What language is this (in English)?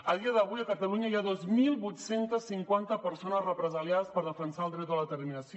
Catalan